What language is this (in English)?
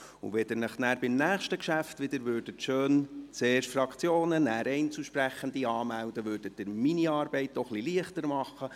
Swiss German